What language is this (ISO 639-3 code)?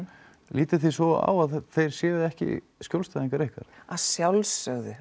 isl